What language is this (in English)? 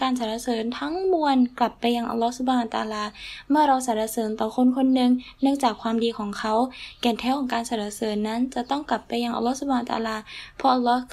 Thai